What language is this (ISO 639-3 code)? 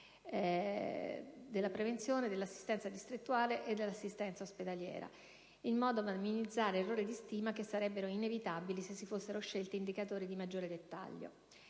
ita